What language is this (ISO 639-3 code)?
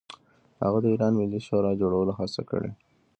pus